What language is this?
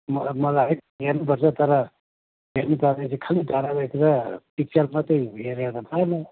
Nepali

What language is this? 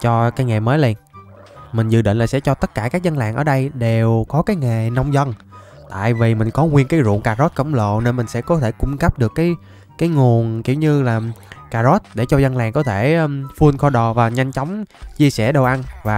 Vietnamese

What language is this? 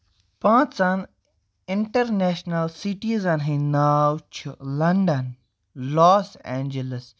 Kashmiri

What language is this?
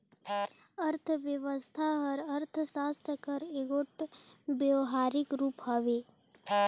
Chhattisgarhi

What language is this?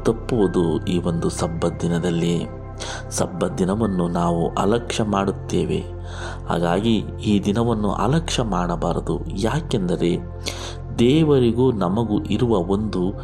Kannada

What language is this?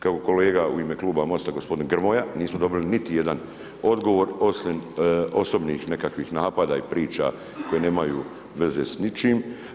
Croatian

